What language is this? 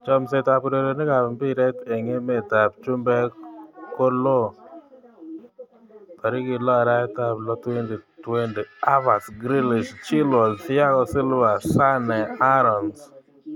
Kalenjin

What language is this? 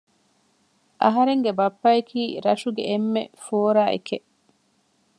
Divehi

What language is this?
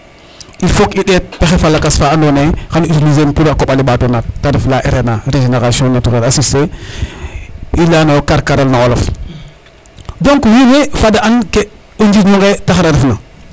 Serer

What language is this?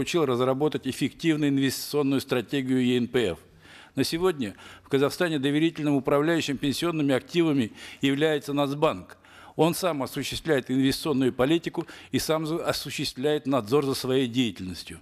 Russian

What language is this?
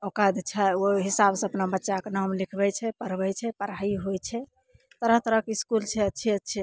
Maithili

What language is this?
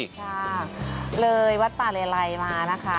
Thai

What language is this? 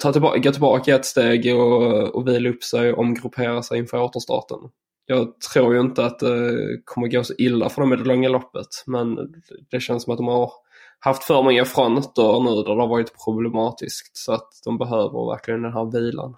Swedish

